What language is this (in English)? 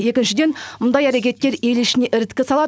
Kazakh